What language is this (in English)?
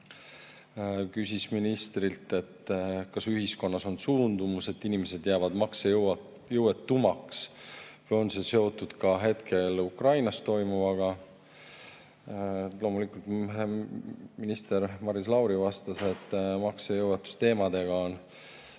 Estonian